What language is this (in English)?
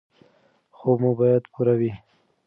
Pashto